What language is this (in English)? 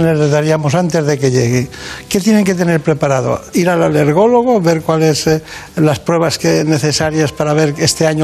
Spanish